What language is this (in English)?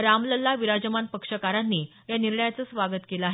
Marathi